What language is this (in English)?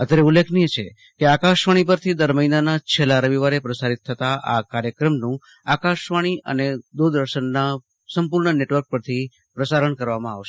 Gujarati